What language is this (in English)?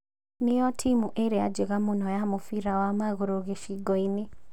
Kikuyu